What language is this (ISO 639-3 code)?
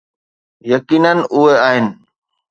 snd